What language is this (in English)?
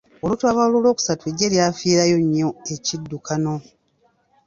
Ganda